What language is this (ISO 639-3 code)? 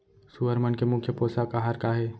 hne